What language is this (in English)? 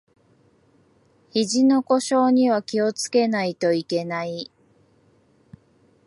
Japanese